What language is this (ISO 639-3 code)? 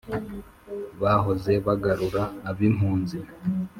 kin